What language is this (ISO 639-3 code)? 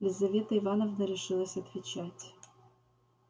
rus